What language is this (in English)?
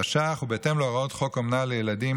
Hebrew